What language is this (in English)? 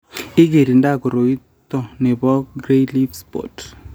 Kalenjin